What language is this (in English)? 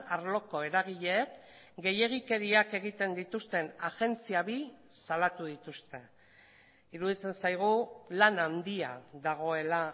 Basque